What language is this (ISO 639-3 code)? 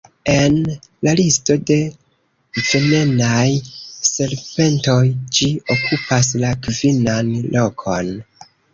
epo